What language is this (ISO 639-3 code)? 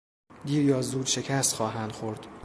fas